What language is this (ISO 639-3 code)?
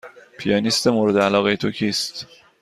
fas